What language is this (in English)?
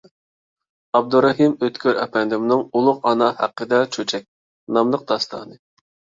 Uyghur